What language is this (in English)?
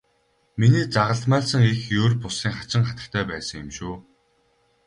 Mongolian